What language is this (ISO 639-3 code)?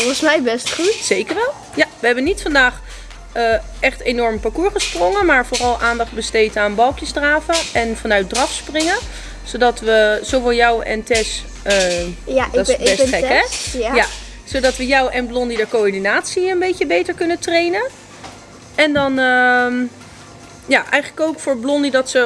nld